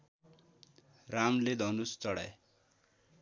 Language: Nepali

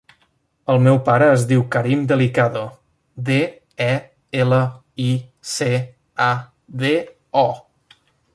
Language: Catalan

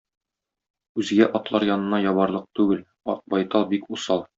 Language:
Tatar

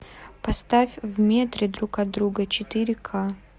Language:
Russian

